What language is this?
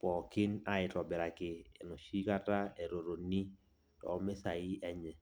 Masai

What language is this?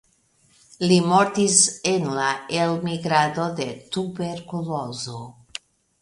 Esperanto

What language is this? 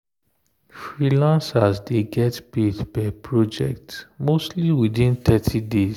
Nigerian Pidgin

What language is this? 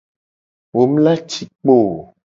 Gen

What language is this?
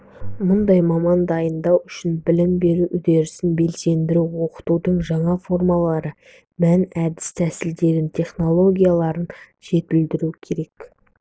Kazakh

